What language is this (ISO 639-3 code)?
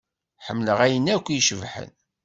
kab